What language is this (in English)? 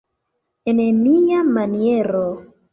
Esperanto